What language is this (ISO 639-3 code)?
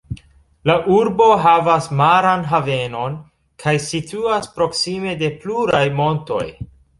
epo